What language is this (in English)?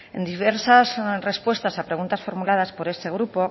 Spanish